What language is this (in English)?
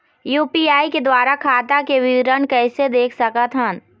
Chhattisgarhi